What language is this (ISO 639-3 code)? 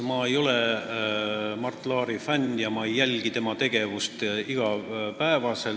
est